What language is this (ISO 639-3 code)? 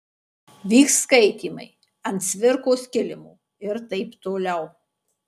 lit